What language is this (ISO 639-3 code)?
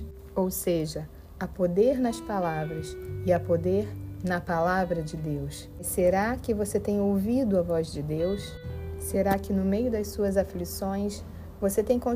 por